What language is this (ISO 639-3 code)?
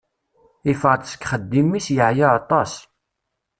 kab